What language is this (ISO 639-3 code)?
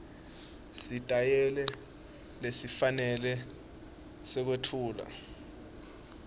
ssw